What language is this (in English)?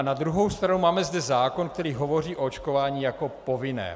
Czech